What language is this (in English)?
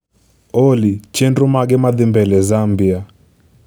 Luo (Kenya and Tanzania)